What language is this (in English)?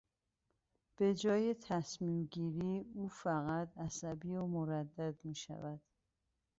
Persian